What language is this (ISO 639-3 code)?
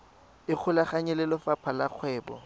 tsn